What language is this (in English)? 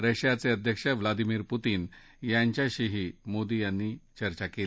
Marathi